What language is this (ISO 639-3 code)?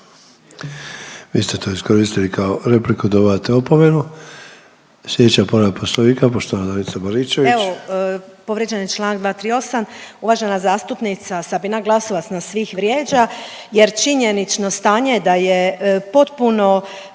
hrv